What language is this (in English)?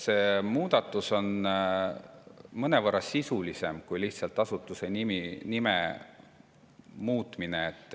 Estonian